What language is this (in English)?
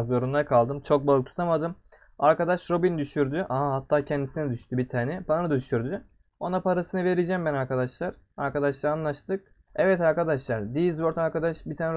Turkish